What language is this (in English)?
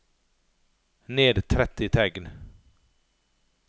Norwegian